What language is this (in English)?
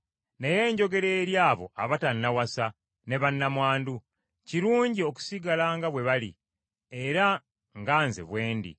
Ganda